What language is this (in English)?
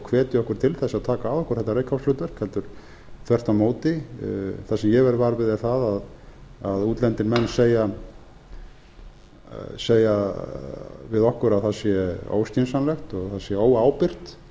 Icelandic